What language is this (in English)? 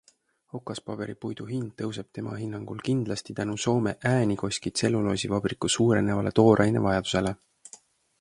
Estonian